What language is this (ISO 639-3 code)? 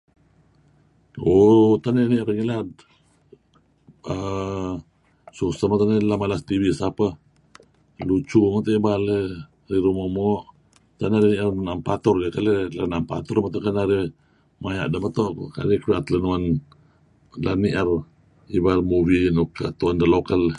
kzi